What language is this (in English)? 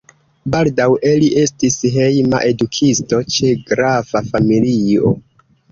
Esperanto